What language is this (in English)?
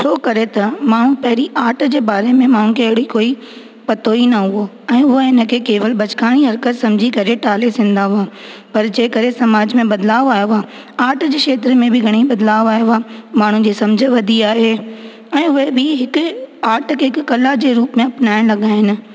Sindhi